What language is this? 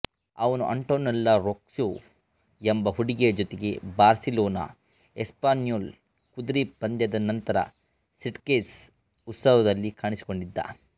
Kannada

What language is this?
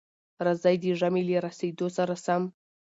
Pashto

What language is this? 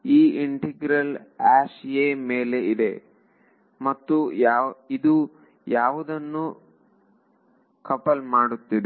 Kannada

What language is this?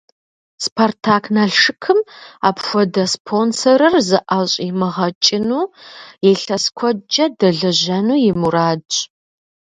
Kabardian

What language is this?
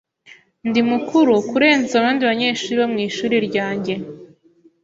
Kinyarwanda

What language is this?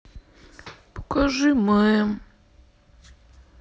Russian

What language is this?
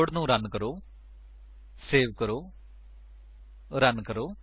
Punjabi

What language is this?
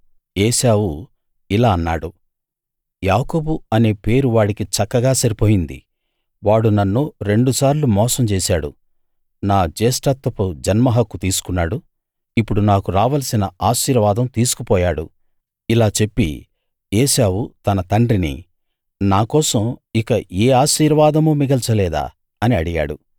Telugu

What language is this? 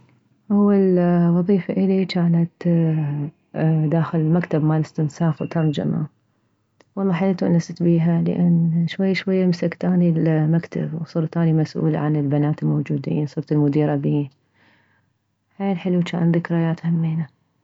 Mesopotamian Arabic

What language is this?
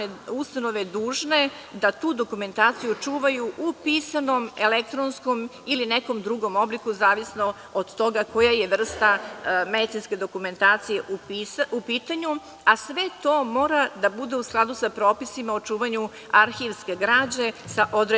Serbian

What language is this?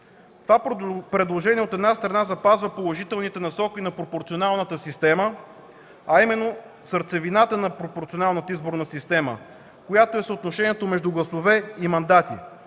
Bulgarian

